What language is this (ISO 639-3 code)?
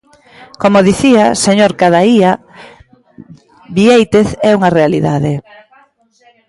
glg